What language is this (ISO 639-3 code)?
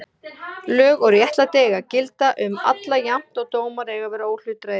isl